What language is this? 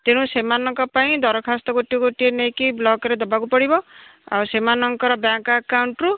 Odia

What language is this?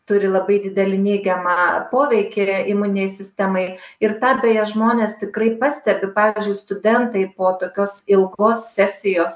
Lithuanian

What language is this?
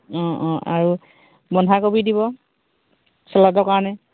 Assamese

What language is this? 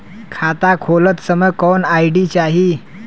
Bhojpuri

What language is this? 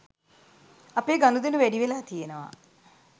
Sinhala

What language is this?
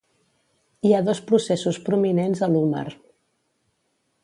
Catalan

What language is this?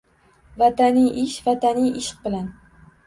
Uzbek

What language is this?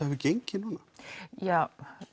Icelandic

